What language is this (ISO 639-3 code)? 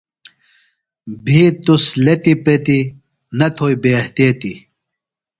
phl